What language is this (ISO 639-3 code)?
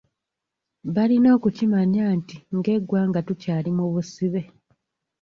lug